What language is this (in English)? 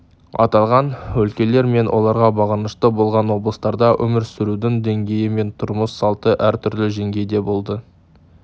Kazakh